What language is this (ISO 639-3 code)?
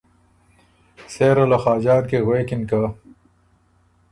oru